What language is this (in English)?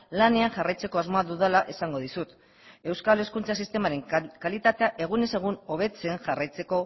Basque